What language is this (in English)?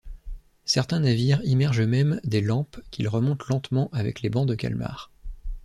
French